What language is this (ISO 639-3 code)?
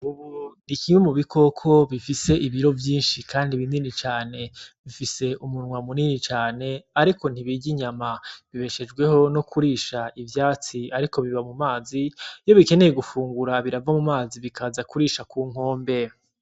run